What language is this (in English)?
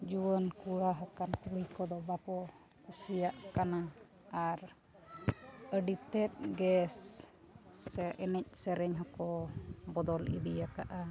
Santali